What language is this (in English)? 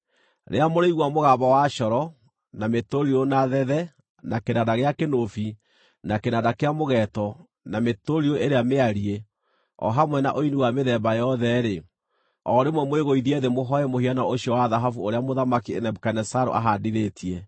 Kikuyu